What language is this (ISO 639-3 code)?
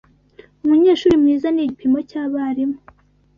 kin